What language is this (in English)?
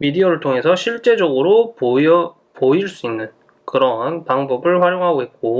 Korean